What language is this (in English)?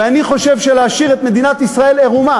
Hebrew